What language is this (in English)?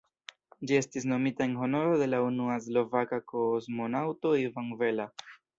Esperanto